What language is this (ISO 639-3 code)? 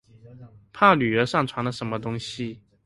zho